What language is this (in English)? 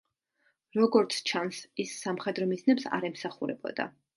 Georgian